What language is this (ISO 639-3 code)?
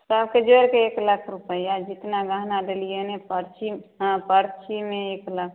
mai